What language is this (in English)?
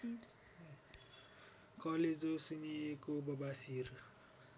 Nepali